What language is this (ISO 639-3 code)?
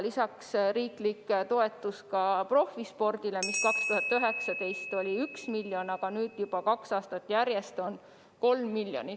est